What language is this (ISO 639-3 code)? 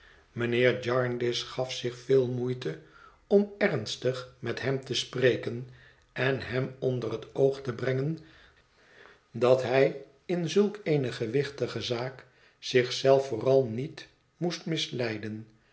nld